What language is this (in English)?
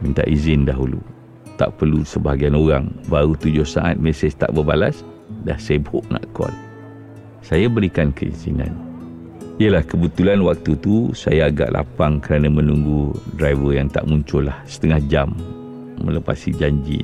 Malay